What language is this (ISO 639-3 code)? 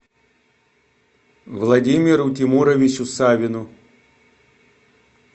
rus